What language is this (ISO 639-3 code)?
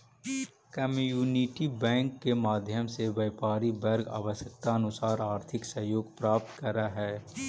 mag